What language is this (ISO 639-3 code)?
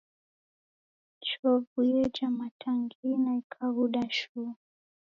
dav